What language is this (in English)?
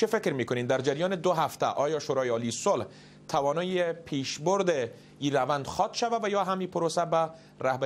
Persian